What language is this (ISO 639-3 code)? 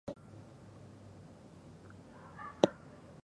jpn